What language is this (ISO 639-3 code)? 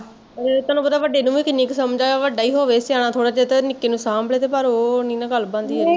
pan